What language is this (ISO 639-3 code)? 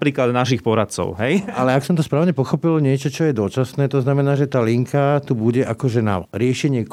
slk